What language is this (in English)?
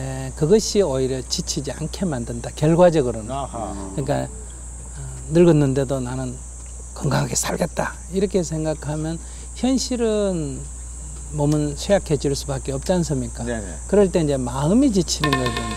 Korean